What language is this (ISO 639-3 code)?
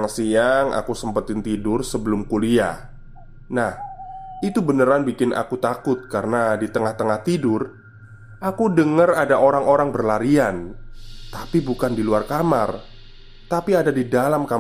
ind